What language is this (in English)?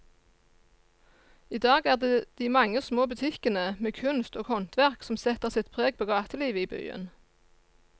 Norwegian